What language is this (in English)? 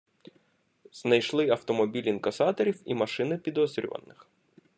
Ukrainian